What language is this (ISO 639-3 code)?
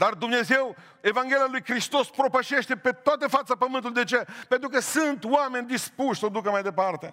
ron